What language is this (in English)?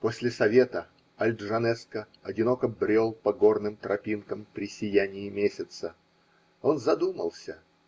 Russian